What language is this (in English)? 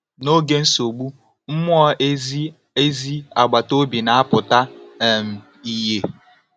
Igbo